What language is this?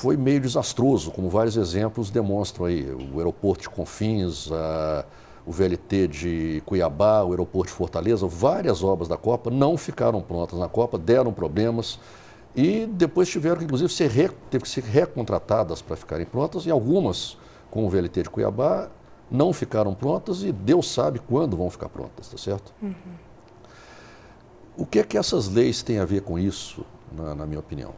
Portuguese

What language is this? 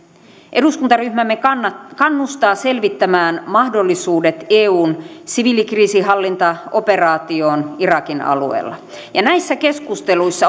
Finnish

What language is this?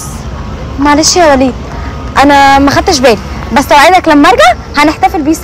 Arabic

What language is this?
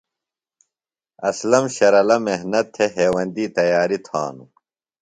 Phalura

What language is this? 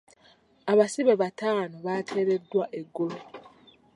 Ganda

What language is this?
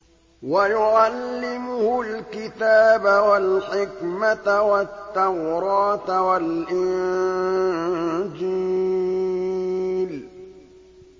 Arabic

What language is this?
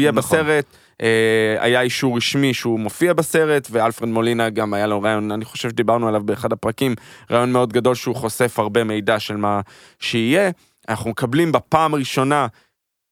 Hebrew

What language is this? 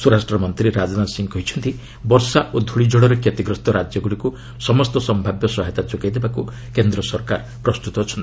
Odia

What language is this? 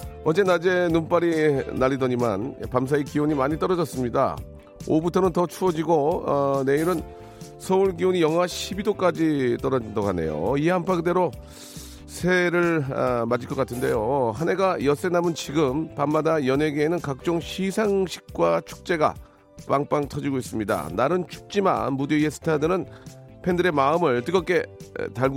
Korean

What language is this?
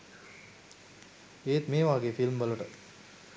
Sinhala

